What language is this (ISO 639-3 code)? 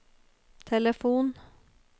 nor